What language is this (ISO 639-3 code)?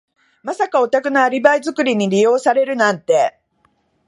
jpn